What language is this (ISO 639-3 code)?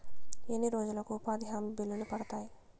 tel